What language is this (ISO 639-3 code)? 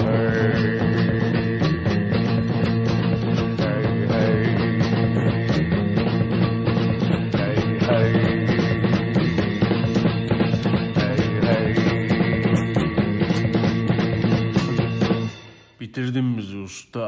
tur